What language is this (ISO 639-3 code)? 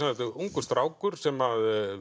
isl